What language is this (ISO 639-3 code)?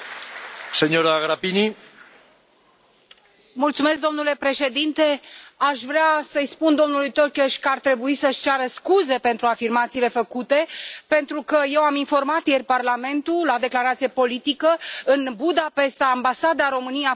ron